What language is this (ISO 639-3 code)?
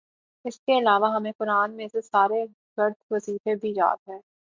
urd